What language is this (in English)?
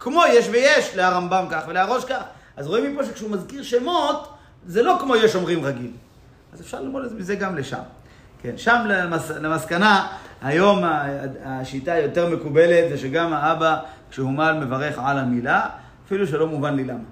Hebrew